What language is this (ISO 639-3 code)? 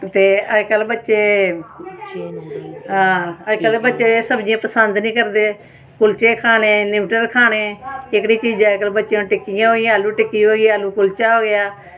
doi